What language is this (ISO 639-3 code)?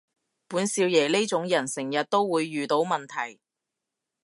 yue